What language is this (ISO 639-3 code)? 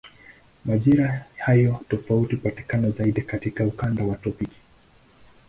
swa